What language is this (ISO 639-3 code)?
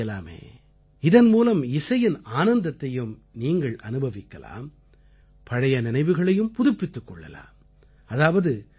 tam